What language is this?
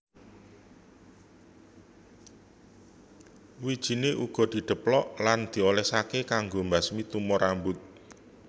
Javanese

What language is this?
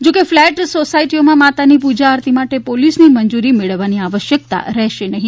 Gujarati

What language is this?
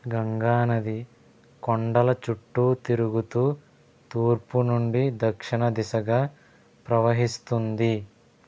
Telugu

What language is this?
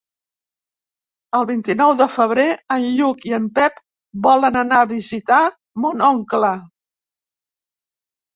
Catalan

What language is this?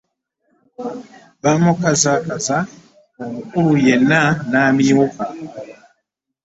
Ganda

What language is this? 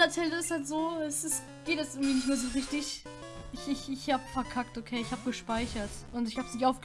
German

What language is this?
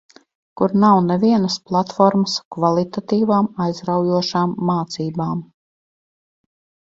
Latvian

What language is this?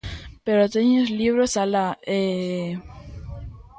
Galician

